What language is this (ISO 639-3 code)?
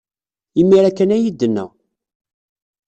kab